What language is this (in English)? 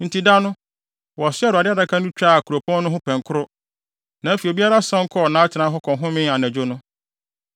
Akan